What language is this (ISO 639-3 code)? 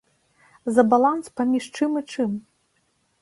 bel